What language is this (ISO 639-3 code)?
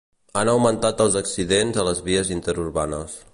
cat